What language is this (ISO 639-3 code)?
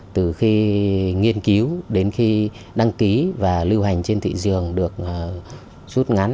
vie